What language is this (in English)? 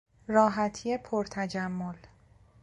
Persian